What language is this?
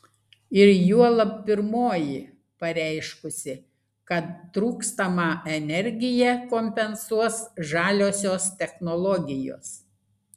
Lithuanian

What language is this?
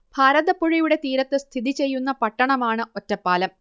Malayalam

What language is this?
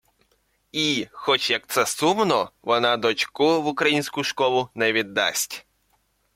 Ukrainian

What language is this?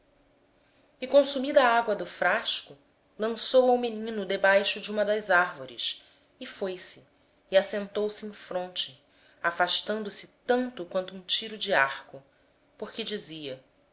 Portuguese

